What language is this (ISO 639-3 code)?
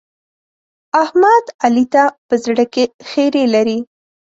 pus